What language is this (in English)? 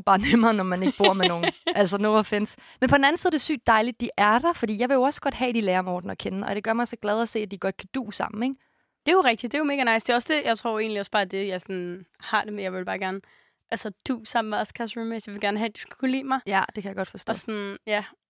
Danish